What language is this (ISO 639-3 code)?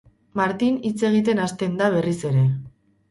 eus